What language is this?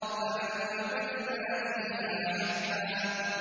Arabic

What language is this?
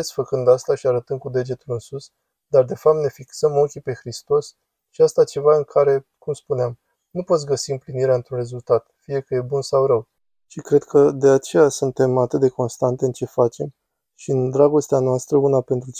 Romanian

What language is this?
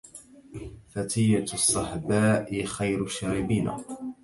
Arabic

